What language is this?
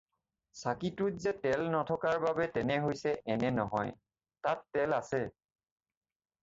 Assamese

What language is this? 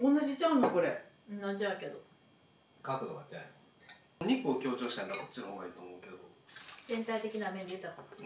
Japanese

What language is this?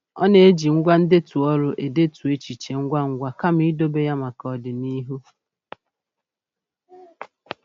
Igbo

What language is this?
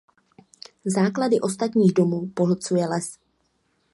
Czech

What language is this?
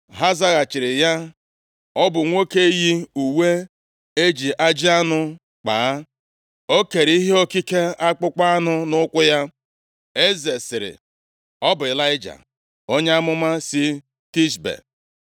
Igbo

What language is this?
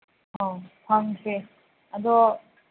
Manipuri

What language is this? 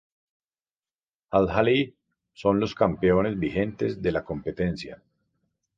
Spanish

